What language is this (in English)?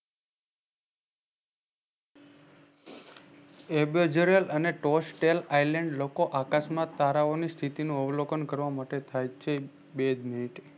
Gujarati